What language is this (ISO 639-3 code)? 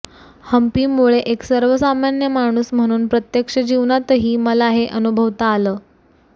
mar